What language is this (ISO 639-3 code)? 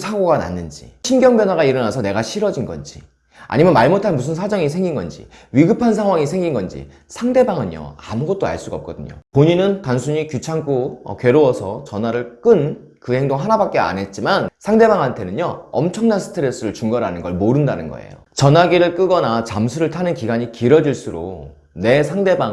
kor